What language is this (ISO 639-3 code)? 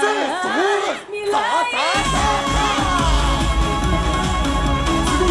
jpn